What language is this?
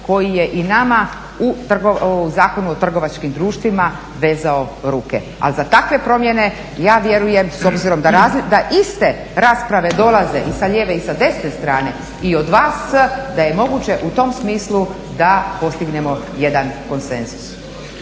Croatian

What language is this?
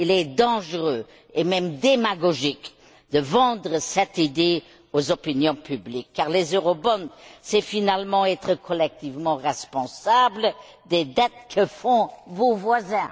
French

